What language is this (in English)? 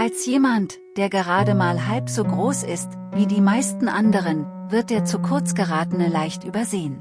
German